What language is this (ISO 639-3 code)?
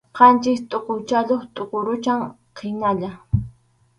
qxu